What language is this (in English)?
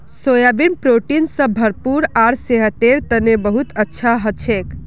Magahi